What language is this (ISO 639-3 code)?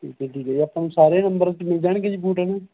pan